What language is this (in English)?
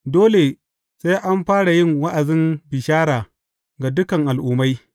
Hausa